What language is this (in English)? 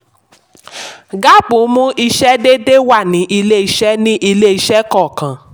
Yoruba